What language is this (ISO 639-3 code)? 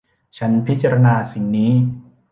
tha